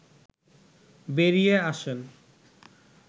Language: Bangla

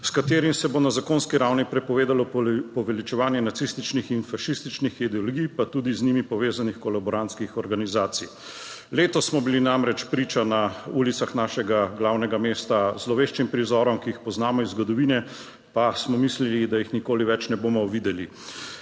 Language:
Slovenian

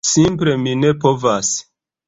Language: Esperanto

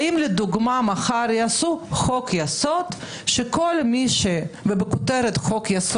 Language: Hebrew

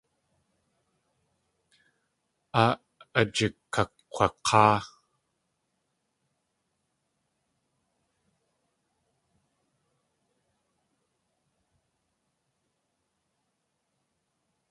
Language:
Tlingit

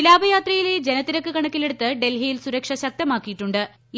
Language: Malayalam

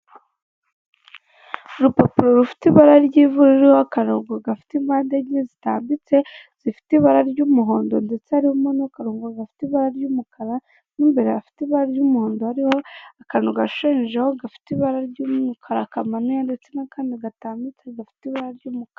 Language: Kinyarwanda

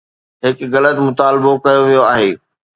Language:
Sindhi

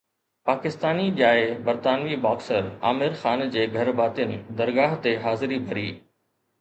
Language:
Sindhi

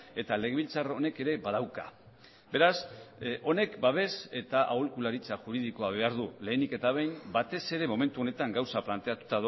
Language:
Basque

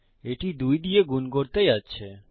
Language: Bangla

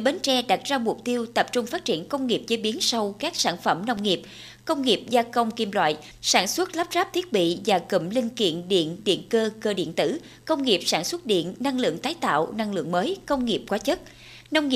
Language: Vietnamese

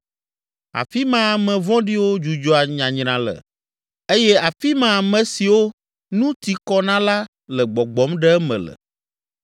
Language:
Ewe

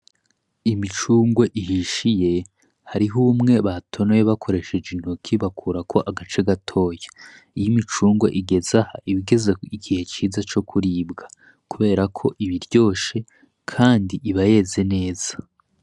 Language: Rundi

